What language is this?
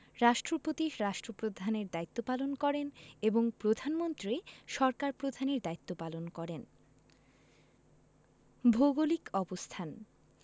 Bangla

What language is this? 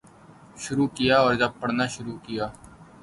Urdu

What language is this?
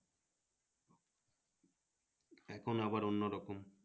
Bangla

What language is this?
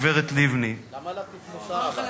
Hebrew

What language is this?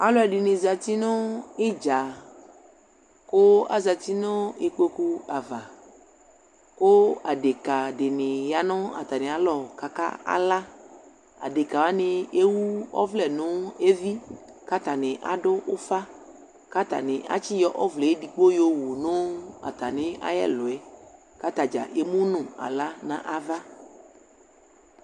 Ikposo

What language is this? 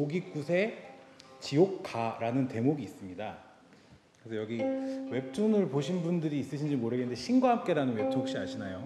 Korean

